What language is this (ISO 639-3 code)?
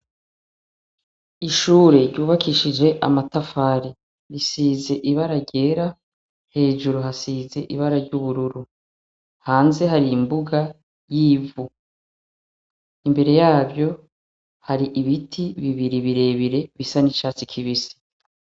run